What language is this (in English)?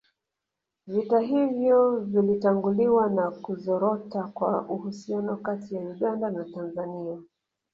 Swahili